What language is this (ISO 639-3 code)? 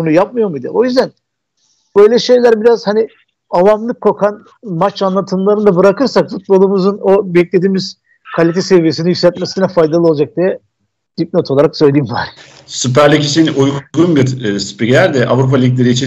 tur